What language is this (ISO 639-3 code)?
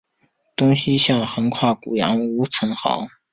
zho